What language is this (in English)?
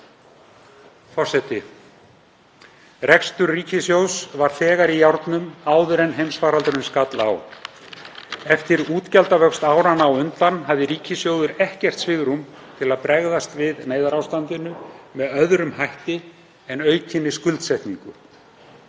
Icelandic